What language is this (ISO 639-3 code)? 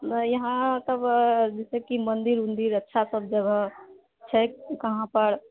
mai